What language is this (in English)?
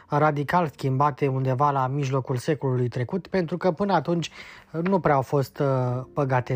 Romanian